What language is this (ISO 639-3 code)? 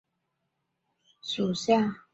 zho